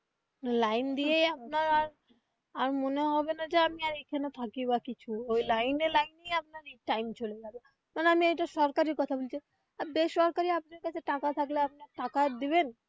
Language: Bangla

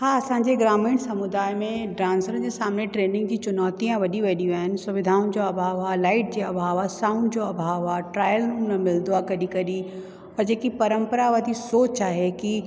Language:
Sindhi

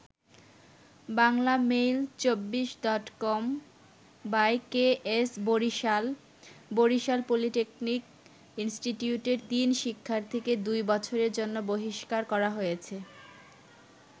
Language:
Bangla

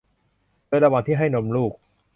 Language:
Thai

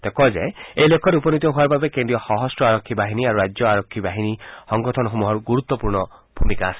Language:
Assamese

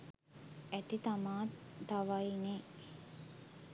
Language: Sinhala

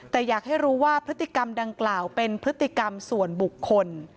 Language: Thai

